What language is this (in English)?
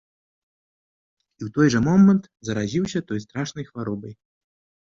Belarusian